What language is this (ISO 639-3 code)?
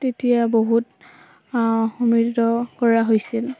asm